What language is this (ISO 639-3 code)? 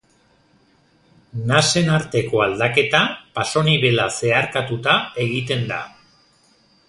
eus